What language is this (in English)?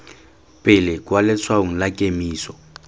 Tswana